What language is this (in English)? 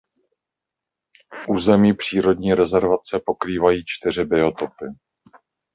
Czech